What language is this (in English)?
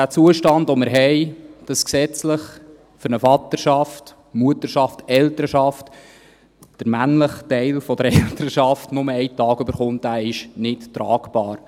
Swiss German